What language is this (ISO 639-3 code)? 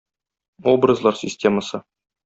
tat